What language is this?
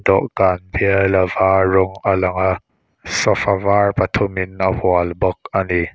Mizo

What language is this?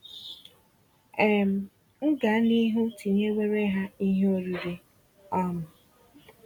Igbo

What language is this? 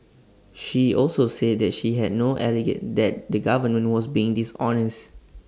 English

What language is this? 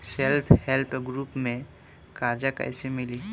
Bhojpuri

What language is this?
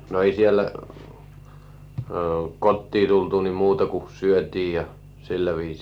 Finnish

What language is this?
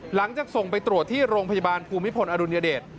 Thai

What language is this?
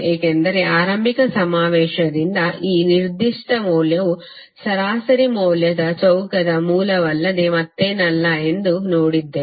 Kannada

